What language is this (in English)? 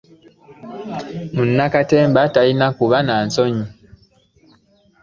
Ganda